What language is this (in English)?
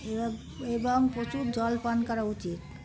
Bangla